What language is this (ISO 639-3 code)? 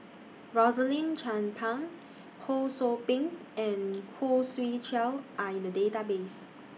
eng